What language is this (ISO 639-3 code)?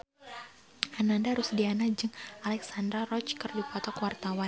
sun